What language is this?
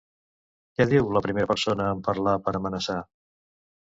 Catalan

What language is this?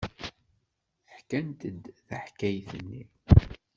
Kabyle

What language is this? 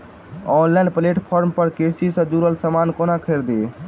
Maithili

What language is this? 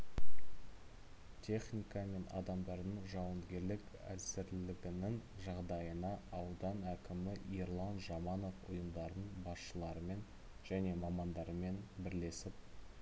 Kazakh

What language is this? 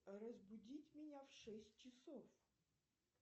Russian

